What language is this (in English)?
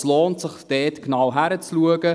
Swiss German